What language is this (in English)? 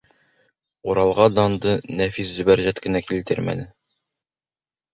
Bashkir